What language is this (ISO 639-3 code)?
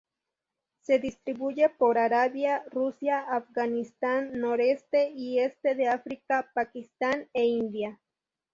spa